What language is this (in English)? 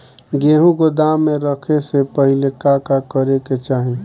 Bhojpuri